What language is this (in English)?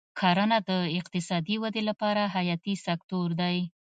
Pashto